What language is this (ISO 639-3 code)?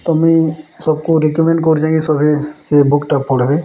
ori